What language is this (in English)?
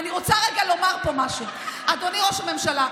Hebrew